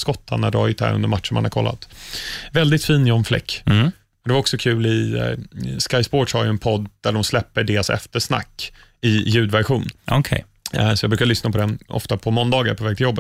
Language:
Swedish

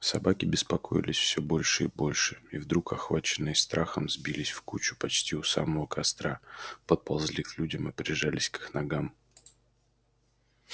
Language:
Russian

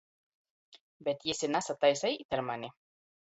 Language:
Latgalian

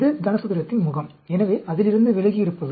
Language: Tamil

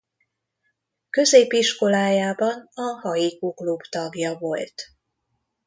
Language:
Hungarian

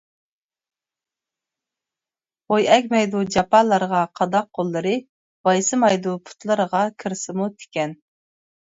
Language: Uyghur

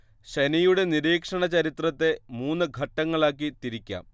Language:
Malayalam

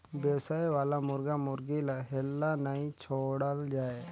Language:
Chhattisgarhi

